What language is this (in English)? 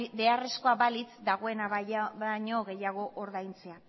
Basque